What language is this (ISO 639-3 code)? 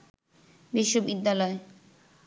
ben